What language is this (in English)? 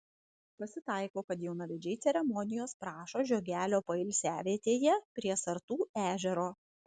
Lithuanian